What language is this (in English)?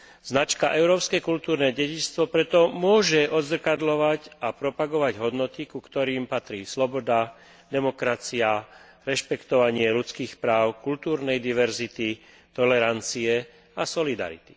Slovak